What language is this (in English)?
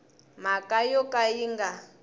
Tsonga